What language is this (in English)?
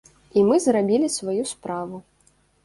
Belarusian